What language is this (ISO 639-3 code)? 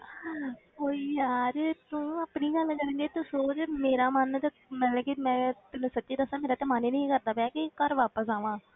pan